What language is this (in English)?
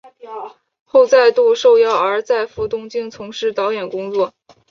Chinese